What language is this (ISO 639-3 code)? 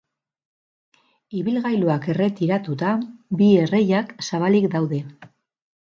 eus